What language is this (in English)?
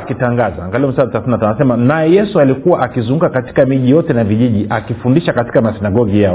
Swahili